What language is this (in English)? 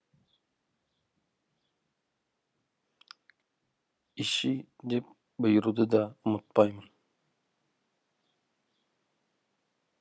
Kazakh